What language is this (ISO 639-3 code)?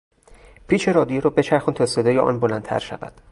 fas